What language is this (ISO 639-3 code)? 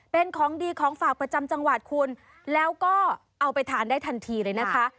tha